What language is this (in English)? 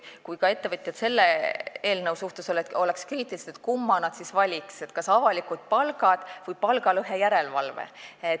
Estonian